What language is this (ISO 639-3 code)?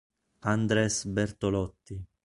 ita